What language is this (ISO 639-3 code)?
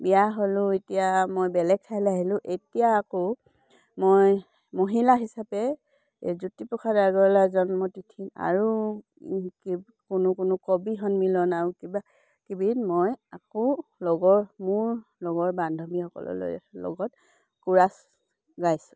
asm